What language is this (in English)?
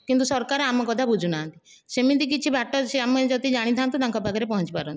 Odia